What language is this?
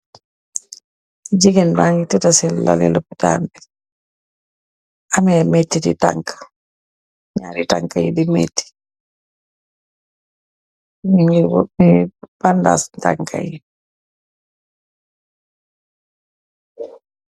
Wolof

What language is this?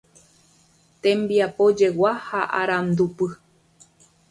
Guarani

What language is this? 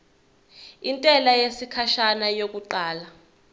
Zulu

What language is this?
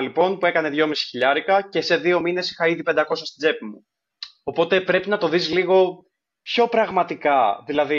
Greek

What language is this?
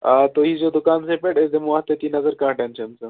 Kashmiri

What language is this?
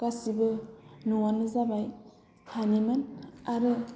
Bodo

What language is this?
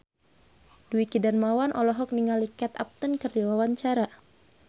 Sundanese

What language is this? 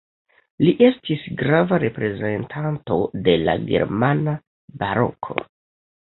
Esperanto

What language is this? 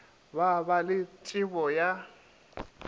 Northern Sotho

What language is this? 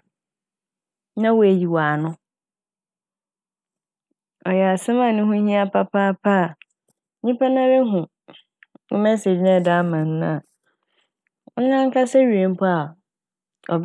Akan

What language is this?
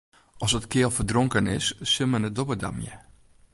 Western Frisian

